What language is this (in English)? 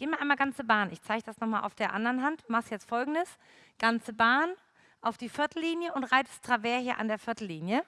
German